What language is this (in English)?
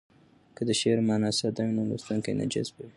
Pashto